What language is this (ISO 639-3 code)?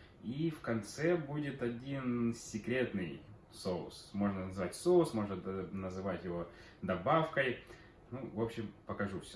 rus